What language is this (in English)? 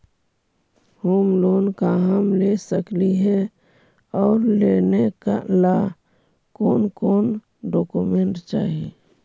Magahi